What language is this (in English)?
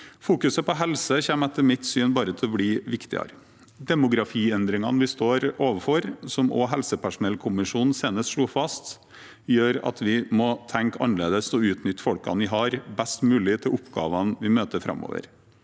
Norwegian